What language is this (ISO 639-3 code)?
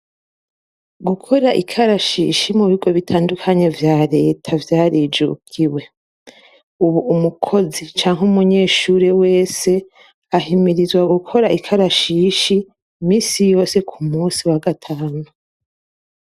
run